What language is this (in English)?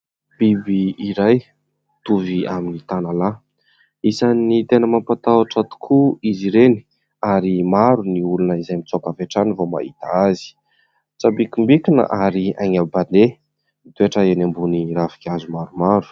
Malagasy